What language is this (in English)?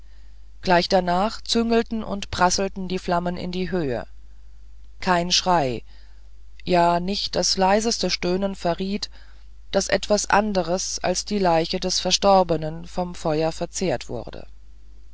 German